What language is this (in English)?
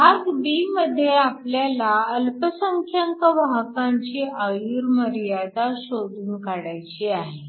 Marathi